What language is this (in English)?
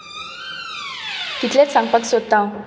Konkani